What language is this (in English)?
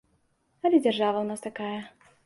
Belarusian